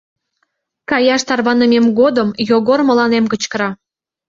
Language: Mari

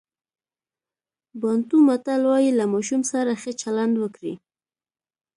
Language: Pashto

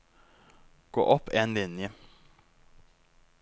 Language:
Norwegian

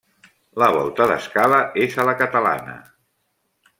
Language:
Catalan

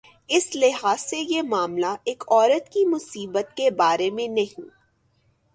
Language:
Urdu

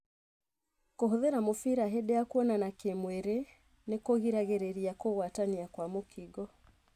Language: Kikuyu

